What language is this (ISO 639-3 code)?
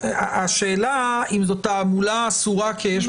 heb